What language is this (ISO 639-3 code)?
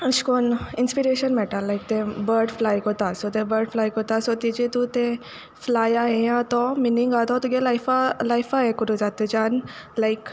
kok